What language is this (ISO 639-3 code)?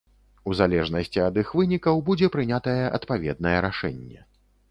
bel